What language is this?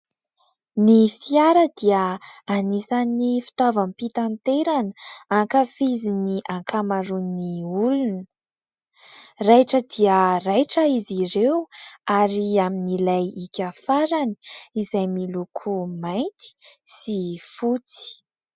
Malagasy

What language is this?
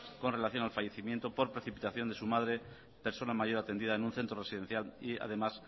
Spanish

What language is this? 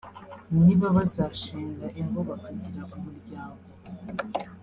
Kinyarwanda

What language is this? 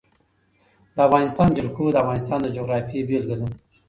Pashto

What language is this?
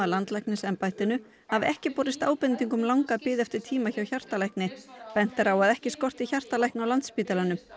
Icelandic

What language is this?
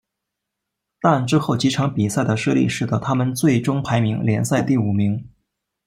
Chinese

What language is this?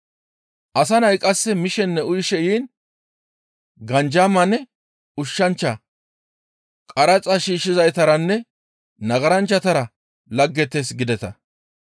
Gamo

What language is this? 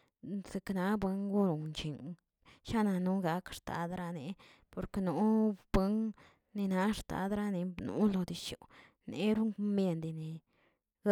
Tilquiapan Zapotec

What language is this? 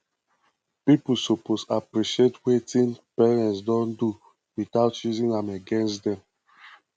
Nigerian Pidgin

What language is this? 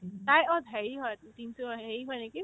Assamese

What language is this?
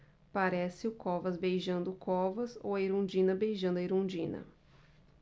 Portuguese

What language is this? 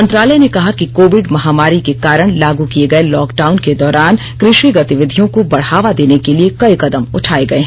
Hindi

